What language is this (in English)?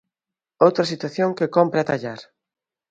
Galician